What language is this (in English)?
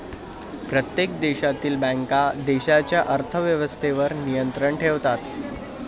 Marathi